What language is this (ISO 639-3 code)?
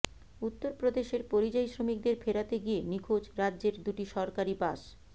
ben